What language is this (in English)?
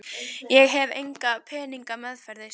Icelandic